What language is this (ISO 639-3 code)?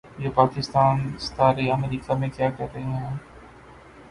urd